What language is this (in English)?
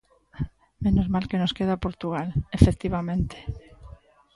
Galician